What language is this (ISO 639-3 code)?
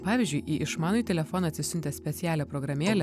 lit